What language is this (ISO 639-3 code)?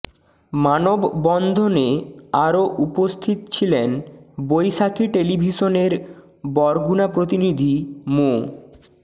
ben